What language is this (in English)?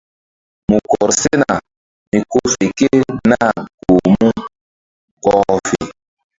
Mbum